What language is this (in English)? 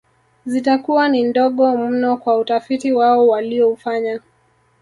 Swahili